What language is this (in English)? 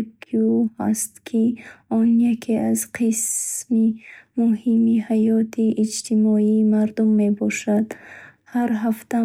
Bukharic